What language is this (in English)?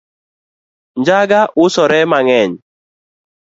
Luo (Kenya and Tanzania)